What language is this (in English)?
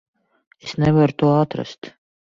Latvian